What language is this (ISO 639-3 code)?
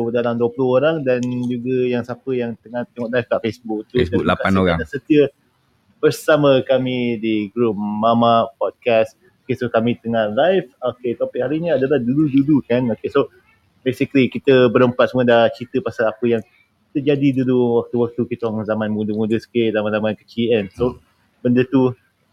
msa